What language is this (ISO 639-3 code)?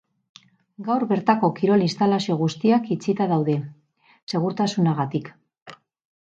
eus